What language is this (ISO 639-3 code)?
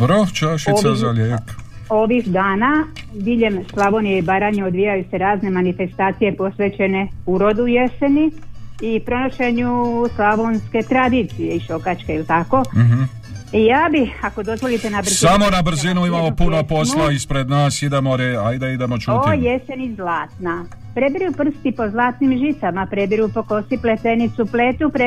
hrv